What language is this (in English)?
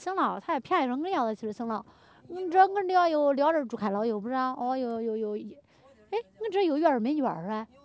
Chinese